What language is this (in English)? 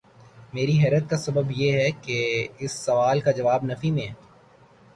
Urdu